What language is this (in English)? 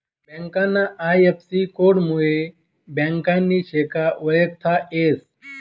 Marathi